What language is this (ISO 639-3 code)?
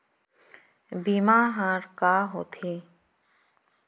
hne